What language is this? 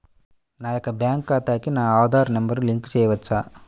Telugu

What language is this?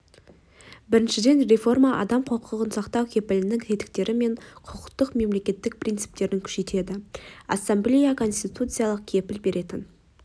Kazakh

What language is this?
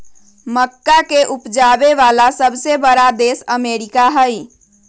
Magahi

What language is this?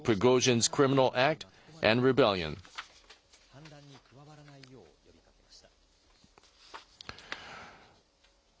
Japanese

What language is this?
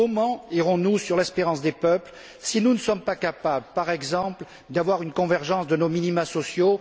French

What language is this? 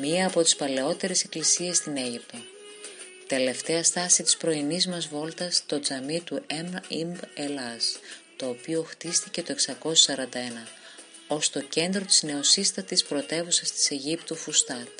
Greek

